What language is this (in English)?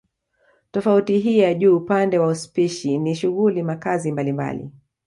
Swahili